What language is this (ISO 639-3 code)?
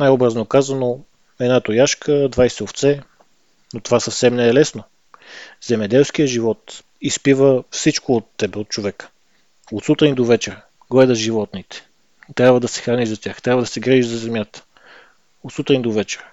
bul